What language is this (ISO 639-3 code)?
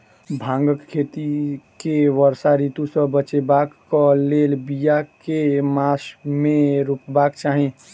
mai